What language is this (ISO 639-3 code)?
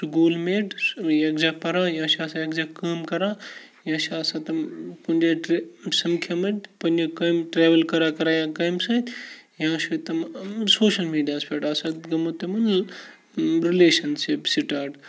kas